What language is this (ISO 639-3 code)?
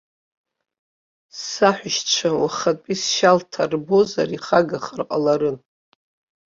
abk